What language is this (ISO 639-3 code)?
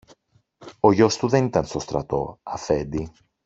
ell